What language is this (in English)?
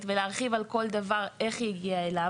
Hebrew